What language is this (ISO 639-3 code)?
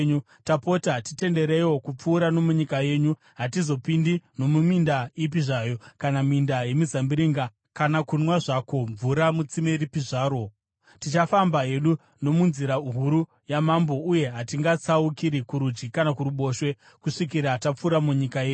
sna